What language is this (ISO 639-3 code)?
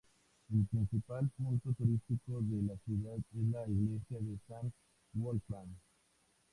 spa